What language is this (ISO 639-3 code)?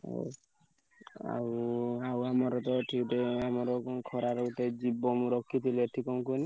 ori